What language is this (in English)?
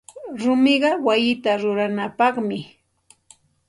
Santa Ana de Tusi Pasco Quechua